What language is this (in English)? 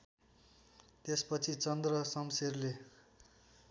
Nepali